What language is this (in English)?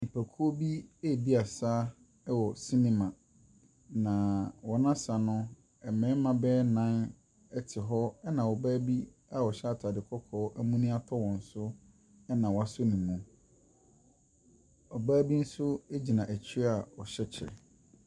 Akan